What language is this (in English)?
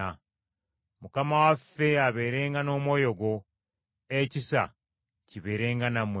Ganda